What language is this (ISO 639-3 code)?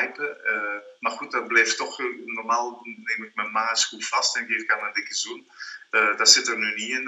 nld